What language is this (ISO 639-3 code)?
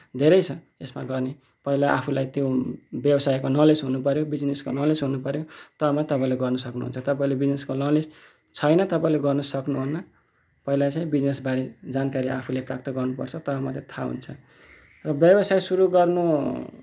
nep